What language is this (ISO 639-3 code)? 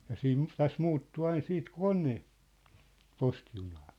fin